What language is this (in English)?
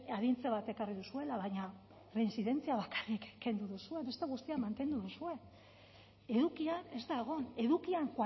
Basque